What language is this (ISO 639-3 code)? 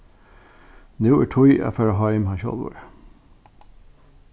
fao